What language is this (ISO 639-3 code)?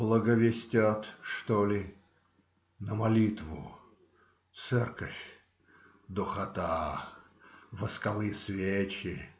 rus